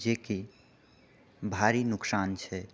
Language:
Maithili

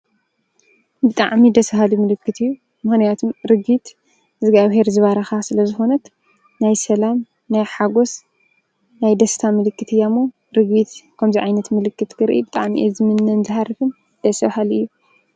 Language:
Tigrinya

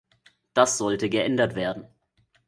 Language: German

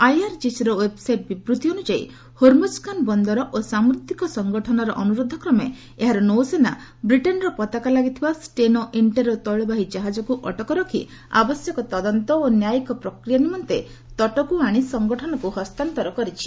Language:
Odia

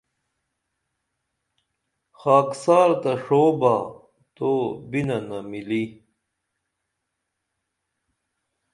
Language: Dameli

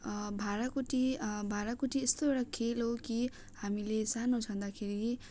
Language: Nepali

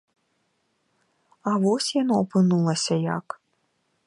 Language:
Belarusian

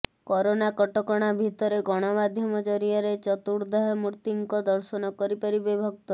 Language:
Odia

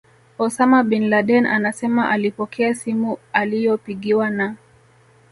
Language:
Swahili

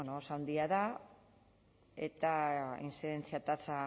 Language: Basque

